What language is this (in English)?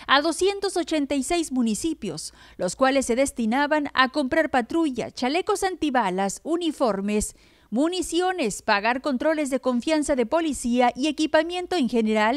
Spanish